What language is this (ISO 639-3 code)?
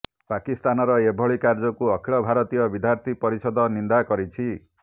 ori